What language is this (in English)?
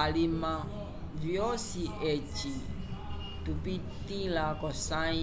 Umbundu